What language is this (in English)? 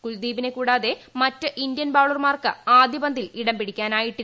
Malayalam